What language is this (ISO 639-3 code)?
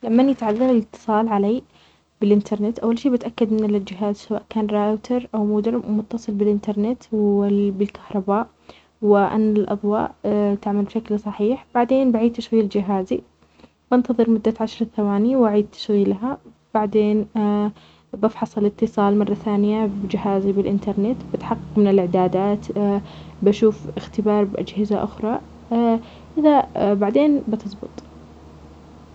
acx